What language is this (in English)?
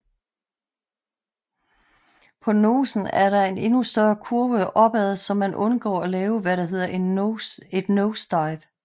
Danish